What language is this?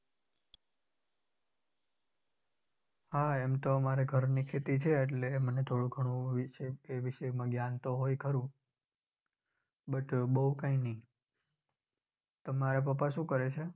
Gujarati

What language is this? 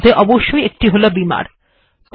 Bangla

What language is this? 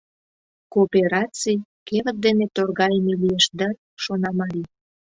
Mari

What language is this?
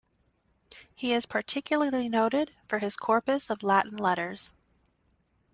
English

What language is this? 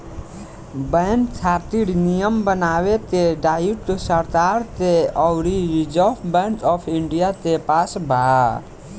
Bhojpuri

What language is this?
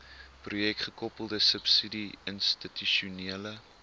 Afrikaans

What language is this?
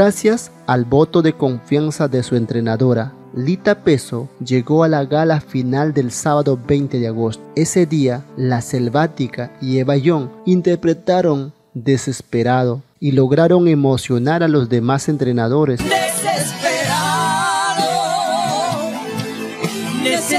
Spanish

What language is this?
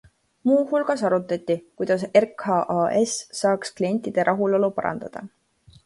Estonian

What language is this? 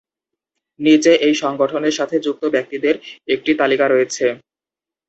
Bangla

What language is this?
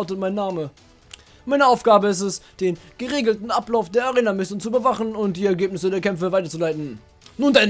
German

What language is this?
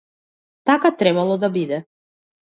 Macedonian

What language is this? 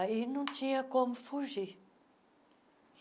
Portuguese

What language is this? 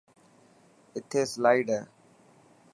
Dhatki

